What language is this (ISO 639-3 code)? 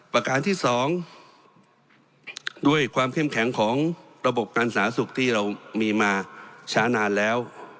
tha